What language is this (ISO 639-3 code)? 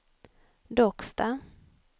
swe